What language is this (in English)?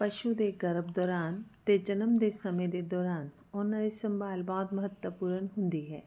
Punjabi